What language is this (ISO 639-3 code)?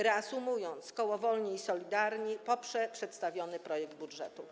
pol